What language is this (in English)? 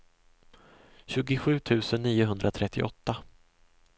Swedish